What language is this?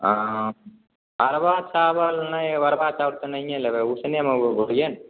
Maithili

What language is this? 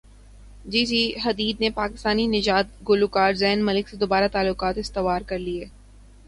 Urdu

